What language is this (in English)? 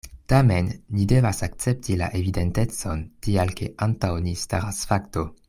Esperanto